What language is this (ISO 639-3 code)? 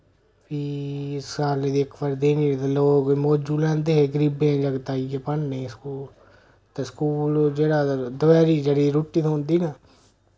doi